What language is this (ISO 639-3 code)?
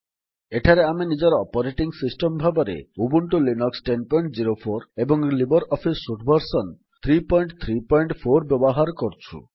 ori